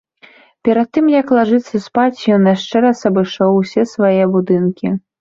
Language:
Belarusian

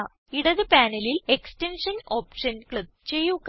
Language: Malayalam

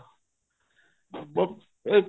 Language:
Punjabi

